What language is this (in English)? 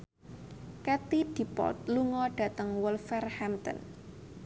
Javanese